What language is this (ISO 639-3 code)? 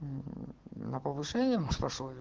rus